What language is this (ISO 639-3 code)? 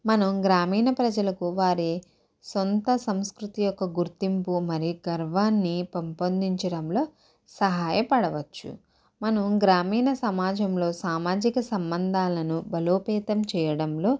tel